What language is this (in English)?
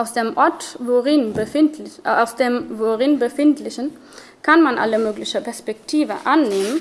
German